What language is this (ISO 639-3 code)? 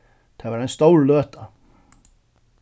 fao